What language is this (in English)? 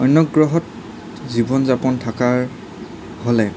Assamese